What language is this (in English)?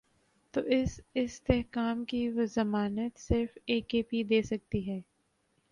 Urdu